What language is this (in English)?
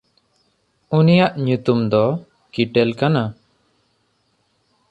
Santali